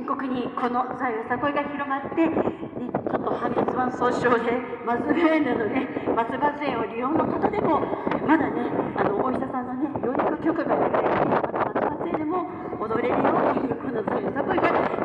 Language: Japanese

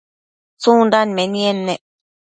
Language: Matsés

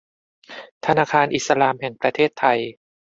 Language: Thai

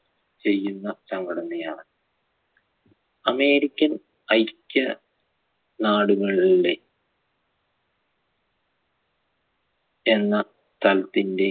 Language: Malayalam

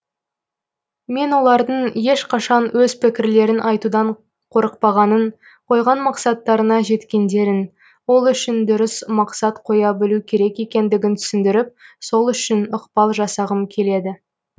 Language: Kazakh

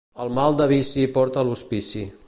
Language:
Catalan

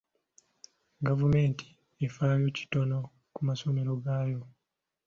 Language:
Ganda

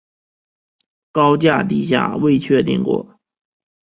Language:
Chinese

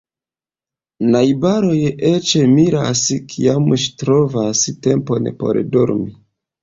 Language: Esperanto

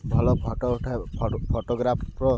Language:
Odia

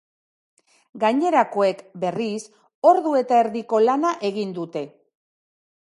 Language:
Basque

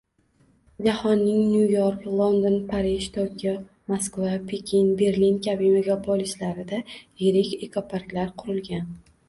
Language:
Uzbek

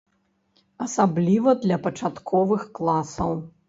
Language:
Belarusian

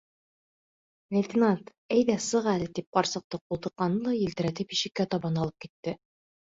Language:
Bashkir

